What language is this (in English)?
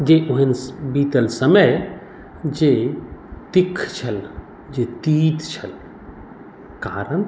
Maithili